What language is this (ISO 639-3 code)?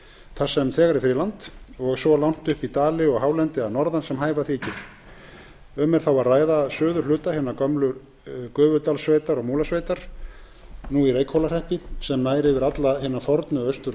isl